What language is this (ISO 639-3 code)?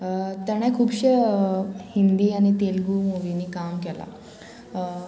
kok